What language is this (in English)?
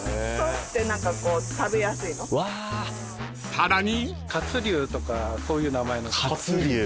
Japanese